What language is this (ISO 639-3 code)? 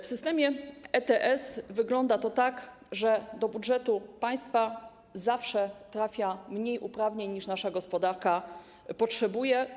pol